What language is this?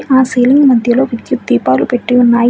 Telugu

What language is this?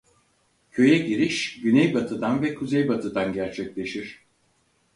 Turkish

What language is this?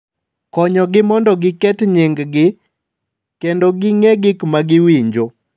Luo (Kenya and Tanzania)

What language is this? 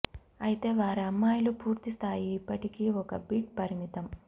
Telugu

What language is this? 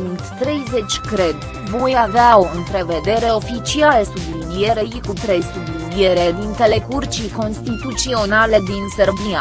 Romanian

